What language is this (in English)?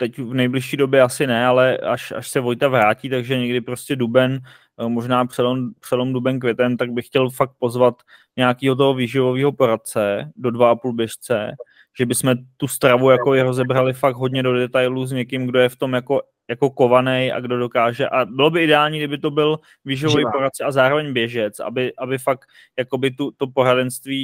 Czech